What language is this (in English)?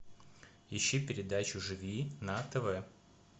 Russian